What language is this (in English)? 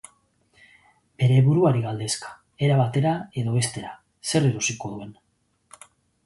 Basque